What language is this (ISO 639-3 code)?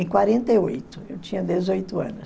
por